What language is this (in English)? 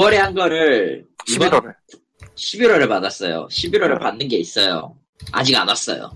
Korean